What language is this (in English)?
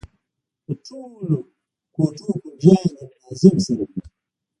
Pashto